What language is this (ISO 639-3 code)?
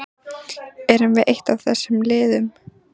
isl